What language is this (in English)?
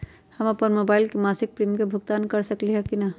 Magahi